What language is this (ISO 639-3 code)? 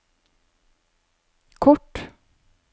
nor